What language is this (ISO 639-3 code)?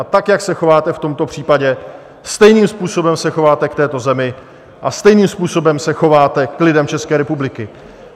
ces